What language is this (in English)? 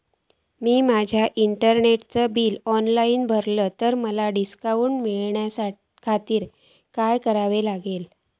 Marathi